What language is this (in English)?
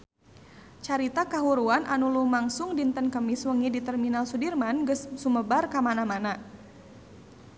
Sundanese